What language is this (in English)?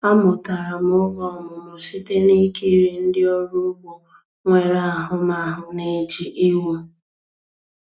Igbo